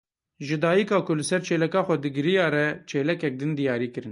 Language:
Kurdish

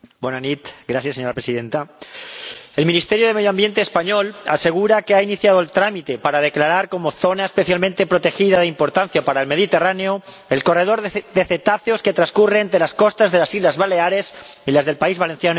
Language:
Spanish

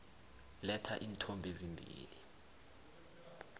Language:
South Ndebele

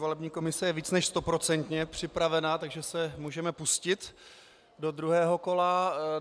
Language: Czech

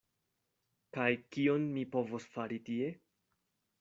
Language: Esperanto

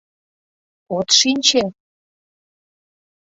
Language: Mari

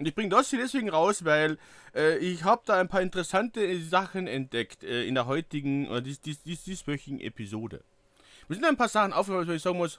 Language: German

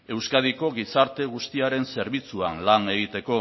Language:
Basque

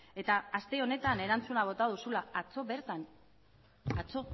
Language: Basque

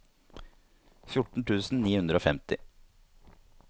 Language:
Norwegian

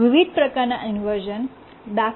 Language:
Gujarati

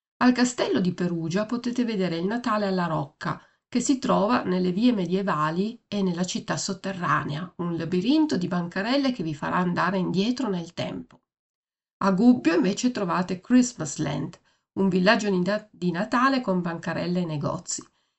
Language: Italian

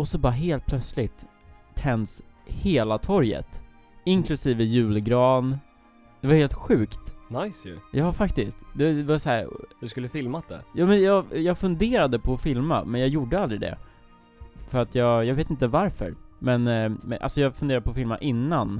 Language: Swedish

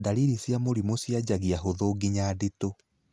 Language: Kikuyu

